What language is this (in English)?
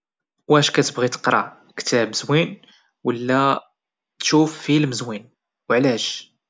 Moroccan Arabic